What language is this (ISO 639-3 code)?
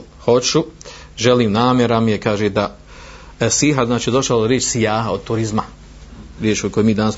hrv